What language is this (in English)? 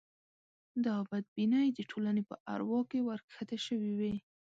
Pashto